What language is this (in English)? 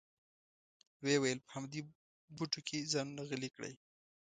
Pashto